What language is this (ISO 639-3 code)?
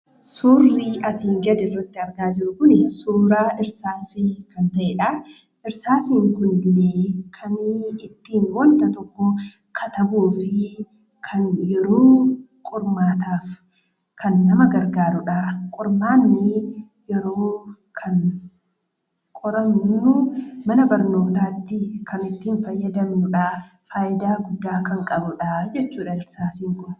orm